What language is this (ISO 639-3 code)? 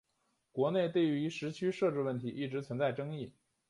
zho